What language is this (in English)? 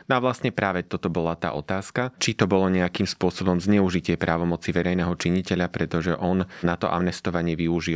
Slovak